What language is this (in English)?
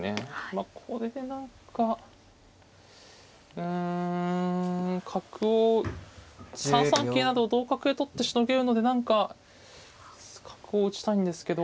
Japanese